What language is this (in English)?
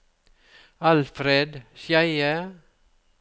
Norwegian